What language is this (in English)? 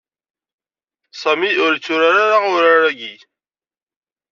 Kabyle